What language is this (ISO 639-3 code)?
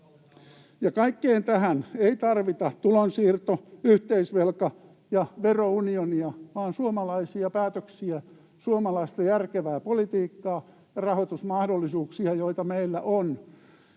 fin